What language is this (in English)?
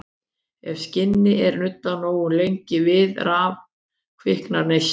Icelandic